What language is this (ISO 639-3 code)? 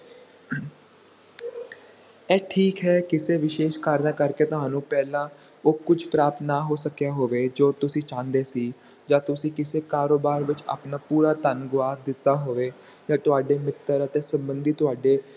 pan